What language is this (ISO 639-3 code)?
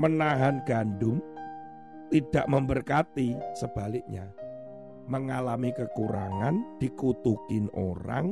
ind